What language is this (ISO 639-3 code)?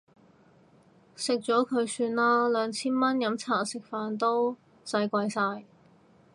yue